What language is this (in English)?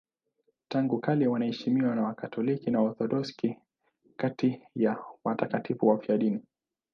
Swahili